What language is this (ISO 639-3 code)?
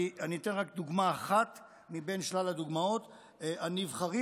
heb